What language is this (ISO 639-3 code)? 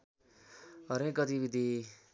nep